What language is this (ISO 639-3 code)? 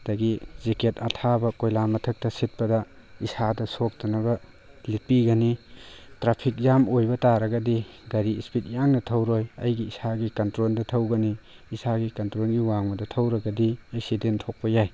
mni